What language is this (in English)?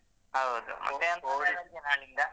Kannada